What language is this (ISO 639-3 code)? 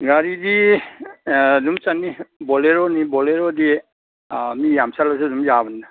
mni